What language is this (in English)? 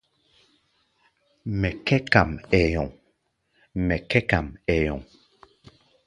Gbaya